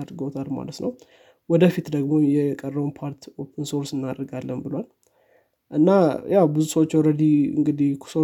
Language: Amharic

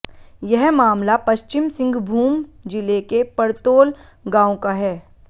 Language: Hindi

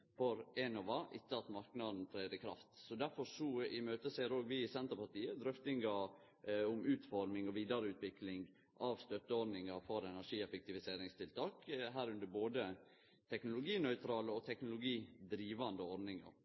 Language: Norwegian Nynorsk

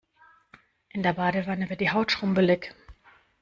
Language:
German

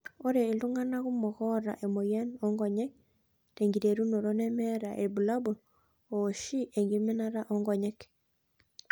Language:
Masai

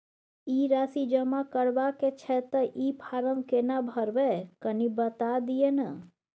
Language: Maithili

